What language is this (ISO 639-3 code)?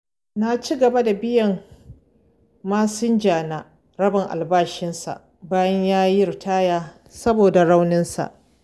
hau